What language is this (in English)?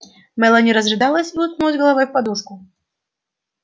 Russian